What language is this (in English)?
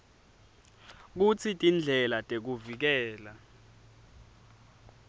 Swati